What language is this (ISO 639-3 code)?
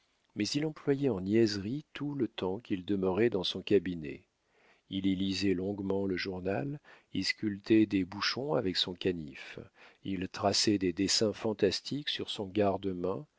fra